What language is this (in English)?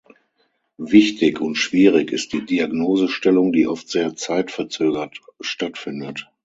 German